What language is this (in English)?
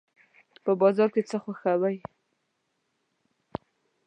Pashto